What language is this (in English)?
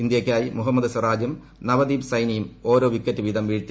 Malayalam